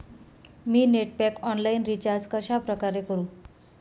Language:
Marathi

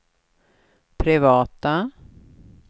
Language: Swedish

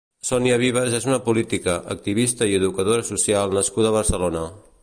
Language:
Catalan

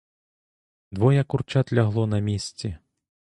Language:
Ukrainian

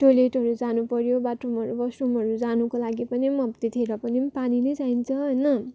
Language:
Nepali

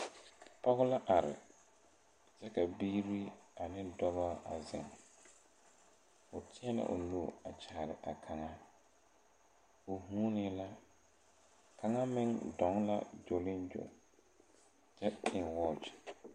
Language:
Southern Dagaare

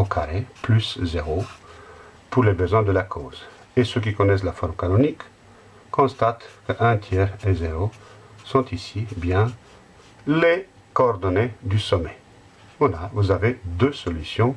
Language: French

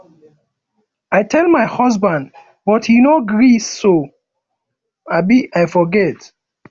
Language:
Nigerian Pidgin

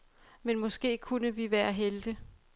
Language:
Danish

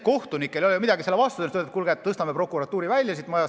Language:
Estonian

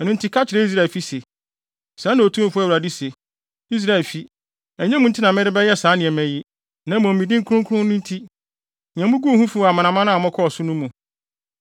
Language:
Akan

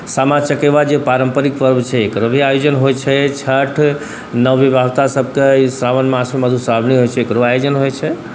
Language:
Maithili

